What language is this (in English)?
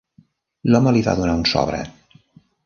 Catalan